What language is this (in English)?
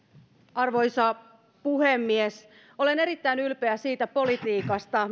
Finnish